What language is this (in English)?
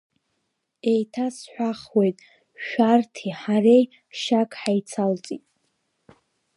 Abkhazian